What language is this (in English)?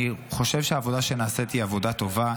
Hebrew